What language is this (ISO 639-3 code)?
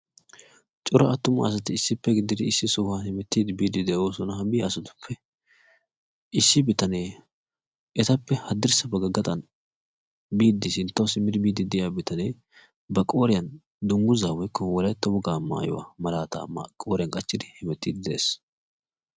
wal